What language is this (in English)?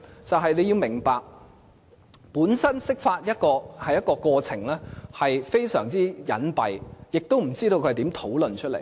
Cantonese